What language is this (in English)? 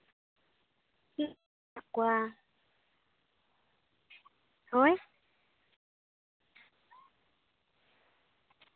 Santali